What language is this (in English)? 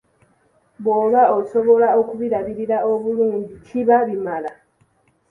Ganda